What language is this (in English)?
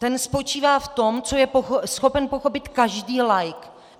Czech